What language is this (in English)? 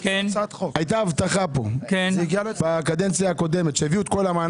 Hebrew